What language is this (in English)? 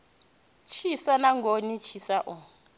Venda